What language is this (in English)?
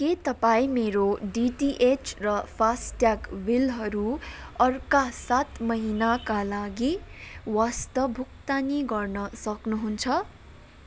Nepali